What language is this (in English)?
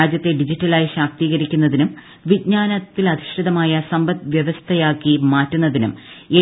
Malayalam